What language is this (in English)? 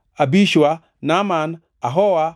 Luo (Kenya and Tanzania)